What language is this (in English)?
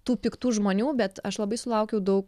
Lithuanian